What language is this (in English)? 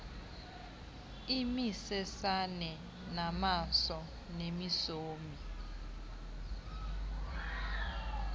Xhosa